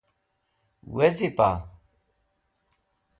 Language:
Wakhi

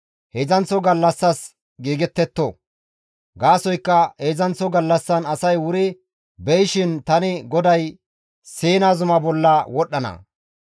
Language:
Gamo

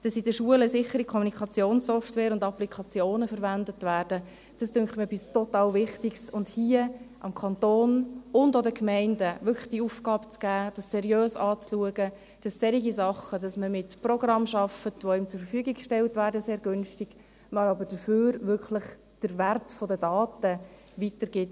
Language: Swiss German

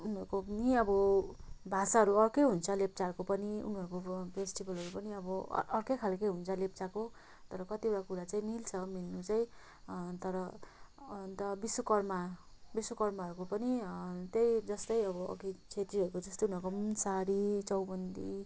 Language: Nepali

